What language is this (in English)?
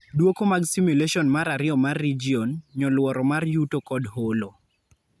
Luo (Kenya and Tanzania)